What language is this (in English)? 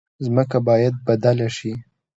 Pashto